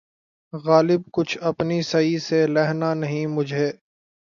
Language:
Urdu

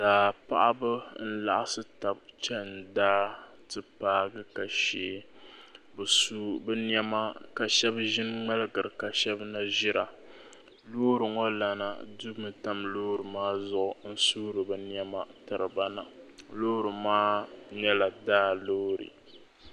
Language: Dagbani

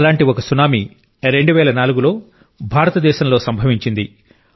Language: Telugu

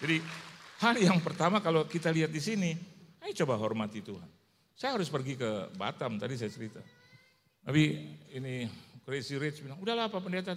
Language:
Indonesian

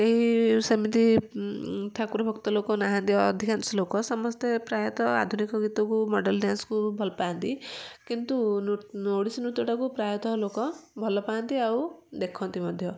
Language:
Odia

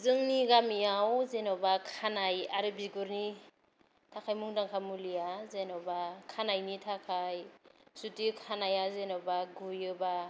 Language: Bodo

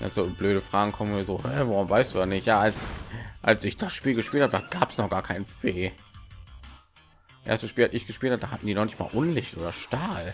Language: German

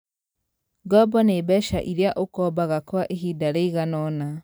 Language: Kikuyu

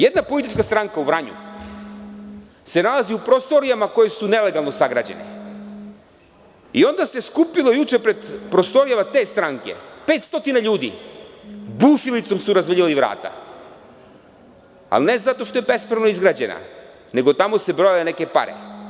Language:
Serbian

